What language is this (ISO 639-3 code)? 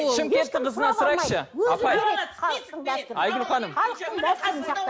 kaz